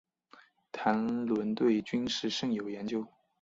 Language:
Chinese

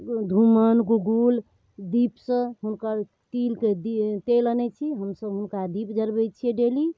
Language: Maithili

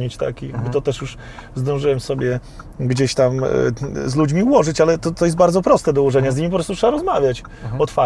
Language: Polish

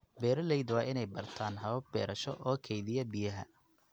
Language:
Somali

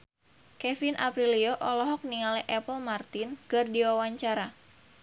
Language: Sundanese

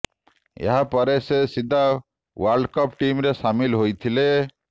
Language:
Odia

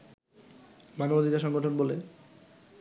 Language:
Bangla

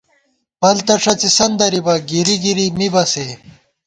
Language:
Gawar-Bati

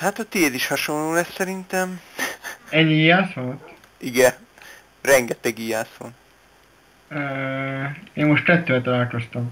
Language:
Hungarian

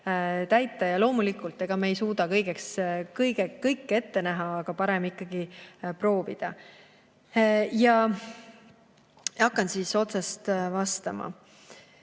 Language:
Estonian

